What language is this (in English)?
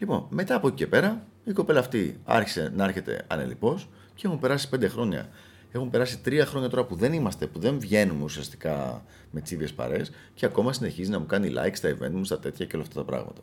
Greek